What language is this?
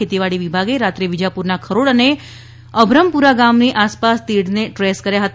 Gujarati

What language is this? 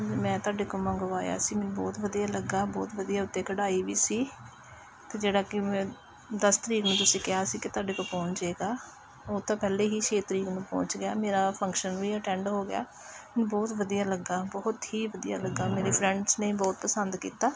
Punjabi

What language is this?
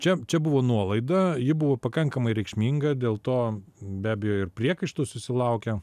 Lithuanian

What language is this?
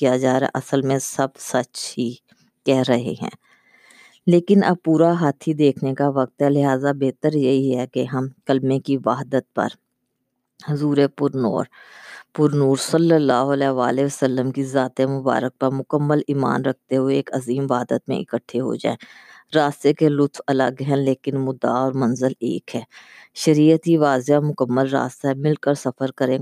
Urdu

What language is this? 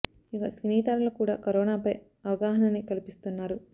Telugu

